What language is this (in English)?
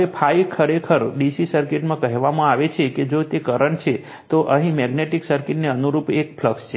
Gujarati